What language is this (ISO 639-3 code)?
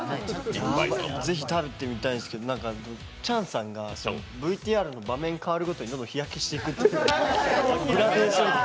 jpn